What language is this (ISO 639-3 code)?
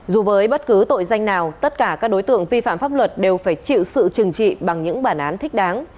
vie